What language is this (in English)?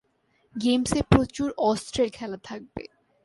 Bangla